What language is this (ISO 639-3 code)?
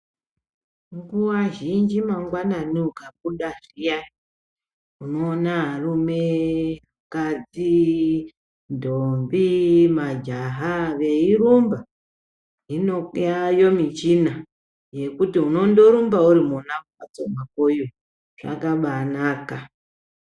ndc